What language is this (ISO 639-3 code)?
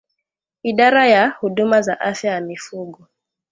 swa